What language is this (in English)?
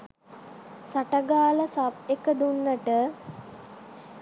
Sinhala